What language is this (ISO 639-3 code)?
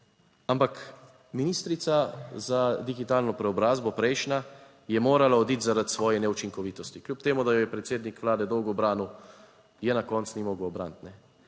slv